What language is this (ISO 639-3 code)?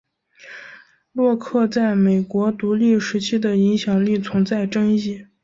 zho